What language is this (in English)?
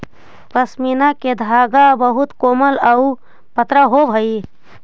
Magahi